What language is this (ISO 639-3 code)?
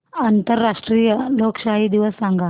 mar